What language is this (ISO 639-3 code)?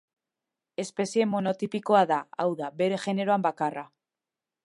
eus